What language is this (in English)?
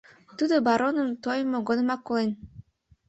Mari